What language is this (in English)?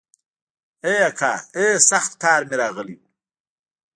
Pashto